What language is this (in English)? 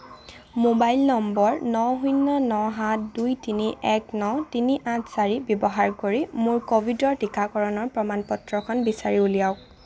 Assamese